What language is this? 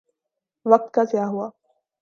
Urdu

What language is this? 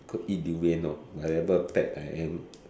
English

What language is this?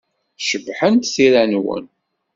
Kabyle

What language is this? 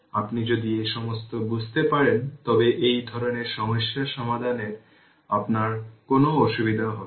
Bangla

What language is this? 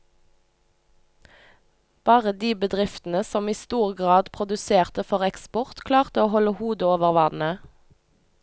Norwegian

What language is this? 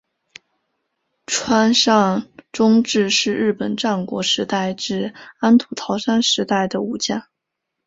Chinese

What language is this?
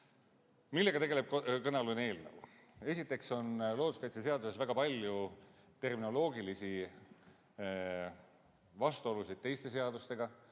Estonian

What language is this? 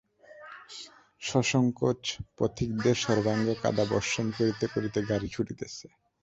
Bangla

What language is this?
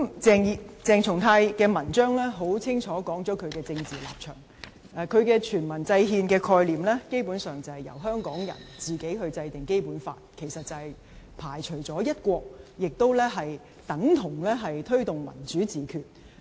Cantonese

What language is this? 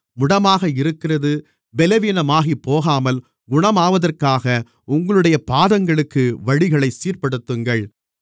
Tamil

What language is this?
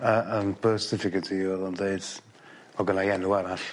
Welsh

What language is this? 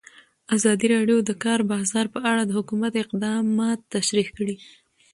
Pashto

